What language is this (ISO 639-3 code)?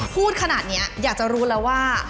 tha